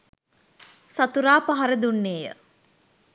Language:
Sinhala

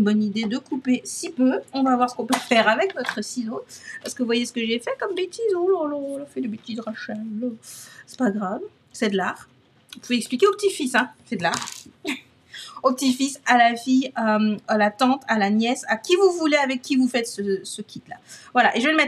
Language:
French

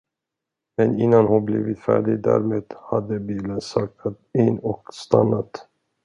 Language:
Swedish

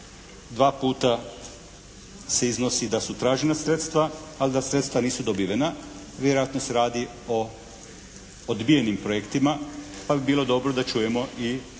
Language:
Croatian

